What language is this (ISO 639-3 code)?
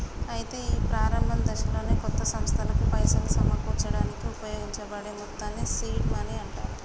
tel